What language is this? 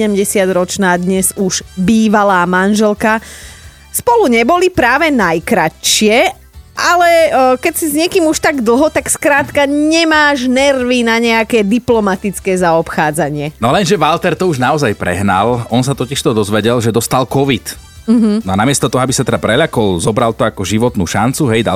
Slovak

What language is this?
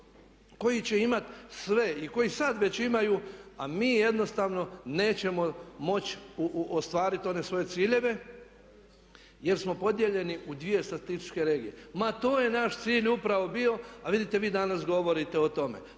Croatian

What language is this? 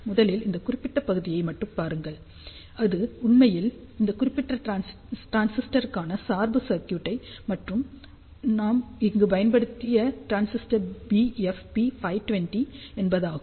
Tamil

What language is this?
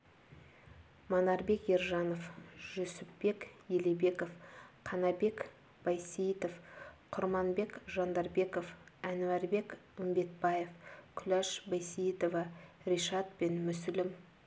Kazakh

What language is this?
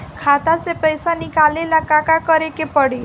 Bhojpuri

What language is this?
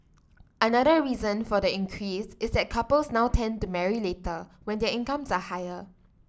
English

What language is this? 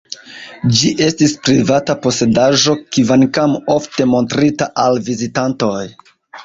Esperanto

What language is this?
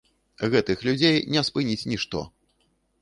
Belarusian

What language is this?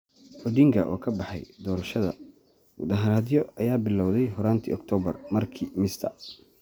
Somali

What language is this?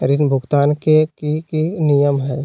Magahi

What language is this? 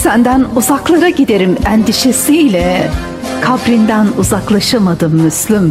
Turkish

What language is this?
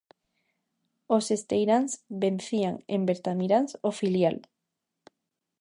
Galician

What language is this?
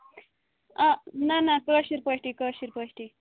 Kashmiri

